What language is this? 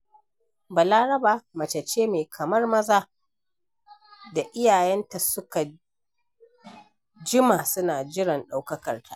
Hausa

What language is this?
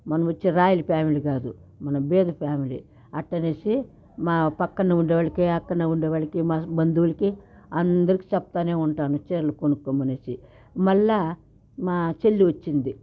Telugu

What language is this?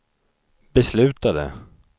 Swedish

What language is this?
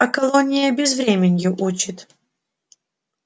Russian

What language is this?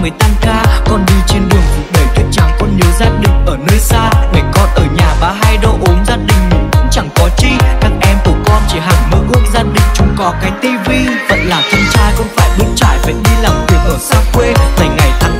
Vietnamese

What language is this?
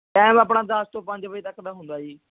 Punjabi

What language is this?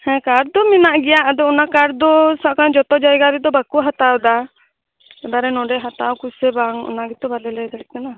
Santali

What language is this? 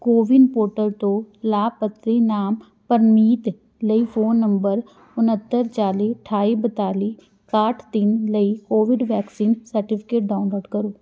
Punjabi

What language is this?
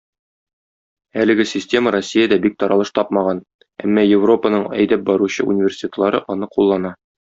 Tatar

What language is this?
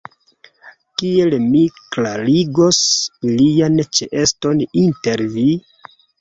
Esperanto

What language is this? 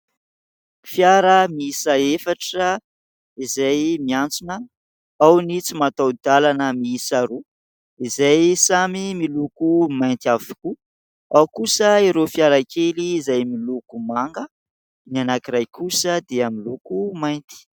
Malagasy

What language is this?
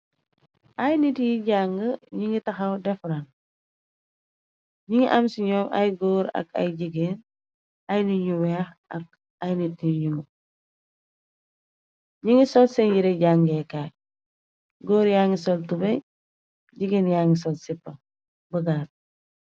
Wolof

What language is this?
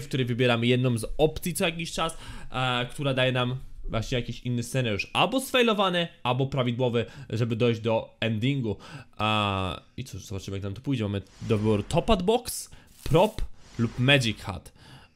Polish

